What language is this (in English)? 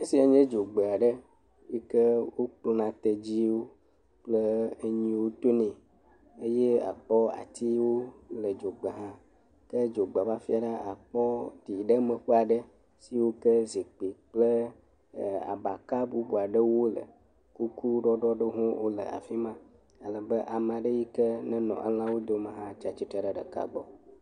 Ewe